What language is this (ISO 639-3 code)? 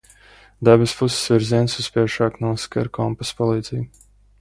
lav